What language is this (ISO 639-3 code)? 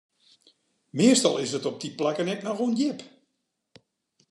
fry